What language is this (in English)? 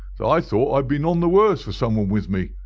English